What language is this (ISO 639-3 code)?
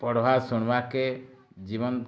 ori